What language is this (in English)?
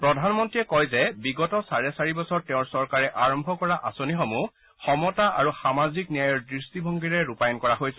Assamese